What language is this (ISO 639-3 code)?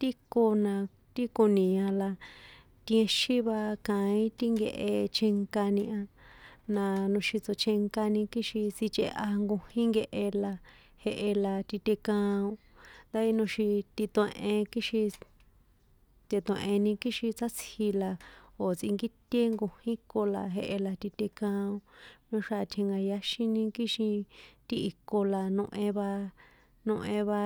poe